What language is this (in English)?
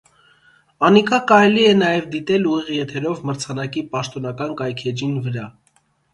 Armenian